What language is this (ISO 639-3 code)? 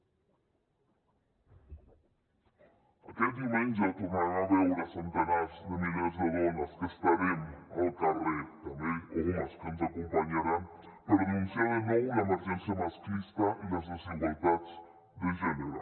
cat